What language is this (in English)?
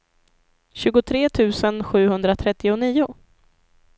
Swedish